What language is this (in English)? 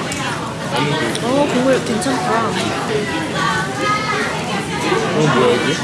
Korean